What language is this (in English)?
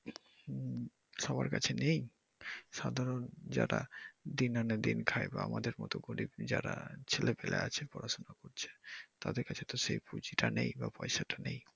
Bangla